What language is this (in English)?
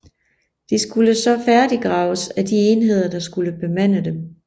Danish